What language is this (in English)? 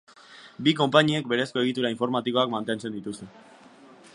Basque